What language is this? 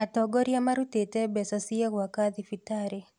Kikuyu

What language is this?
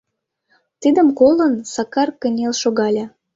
Mari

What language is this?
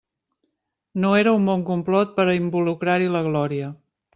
Catalan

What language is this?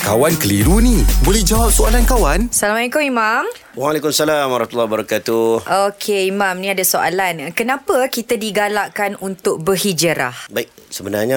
Malay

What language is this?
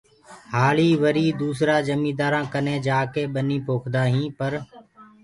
Gurgula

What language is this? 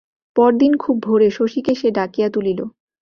Bangla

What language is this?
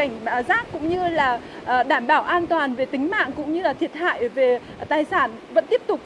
Vietnamese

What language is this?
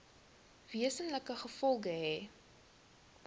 Afrikaans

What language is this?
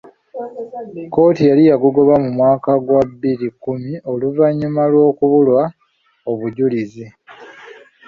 Ganda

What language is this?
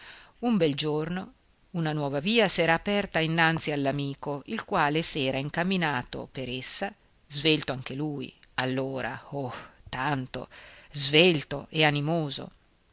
Italian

